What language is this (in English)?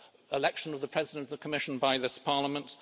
English